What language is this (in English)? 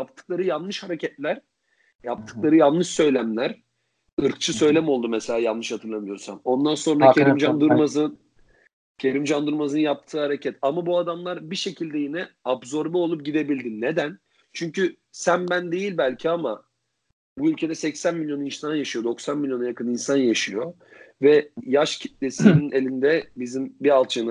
Turkish